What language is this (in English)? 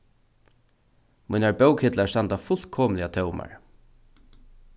Faroese